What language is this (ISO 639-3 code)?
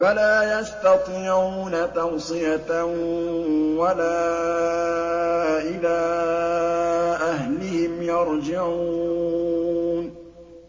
ara